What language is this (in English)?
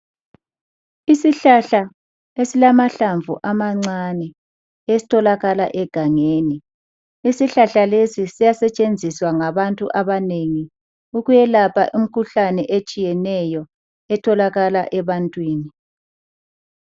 North Ndebele